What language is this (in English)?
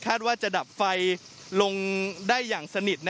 Thai